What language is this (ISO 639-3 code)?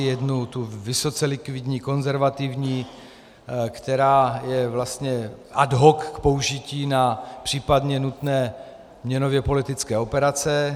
ces